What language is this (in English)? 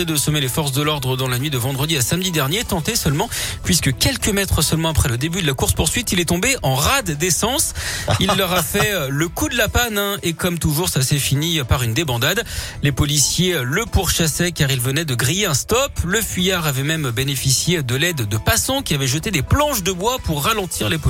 French